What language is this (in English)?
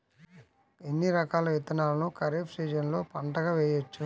Telugu